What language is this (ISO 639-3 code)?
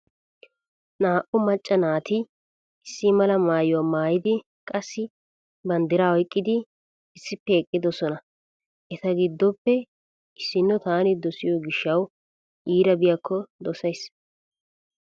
wal